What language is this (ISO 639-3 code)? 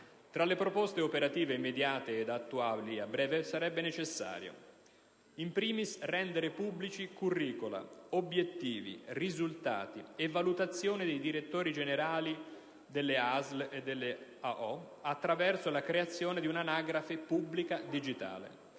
ita